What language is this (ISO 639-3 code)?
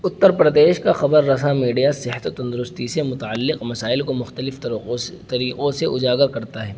urd